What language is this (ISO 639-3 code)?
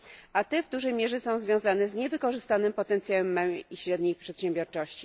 pol